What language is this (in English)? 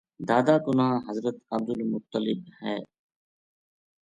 Gujari